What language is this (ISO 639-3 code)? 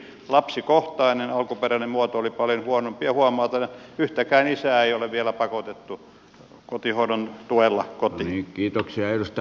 fin